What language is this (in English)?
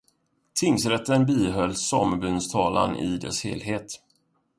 Swedish